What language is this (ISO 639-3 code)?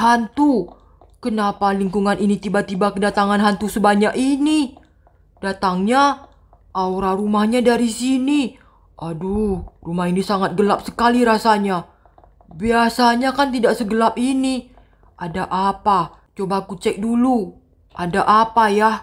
ind